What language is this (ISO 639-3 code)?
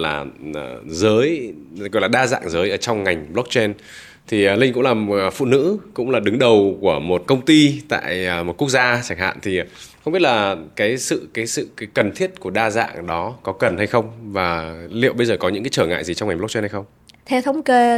vie